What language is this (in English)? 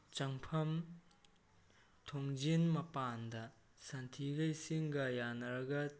Manipuri